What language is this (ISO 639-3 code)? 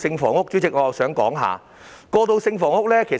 yue